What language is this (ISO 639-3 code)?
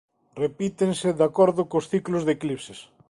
glg